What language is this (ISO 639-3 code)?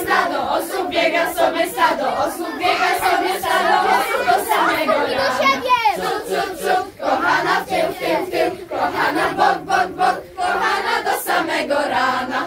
pol